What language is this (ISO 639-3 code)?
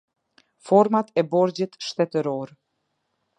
sqi